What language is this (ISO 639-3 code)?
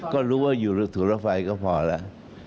tha